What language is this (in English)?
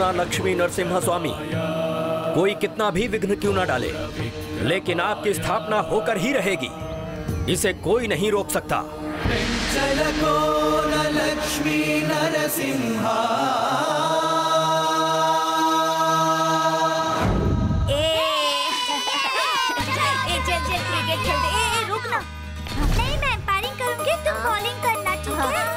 Hindi